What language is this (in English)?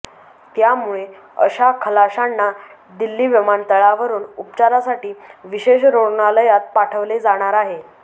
Marathi